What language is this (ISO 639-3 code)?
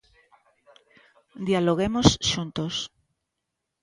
glg